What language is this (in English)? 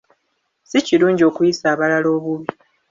Ganda